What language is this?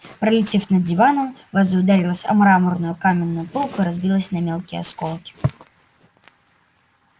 Russian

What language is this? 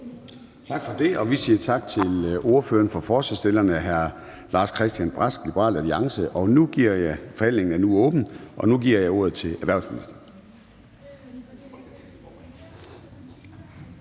Danish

